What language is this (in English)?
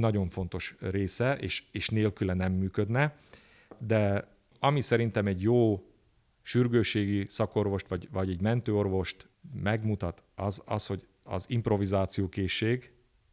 Hungarian